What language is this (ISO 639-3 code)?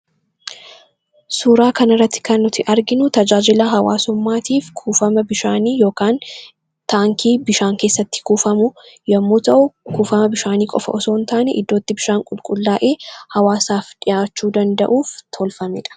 orm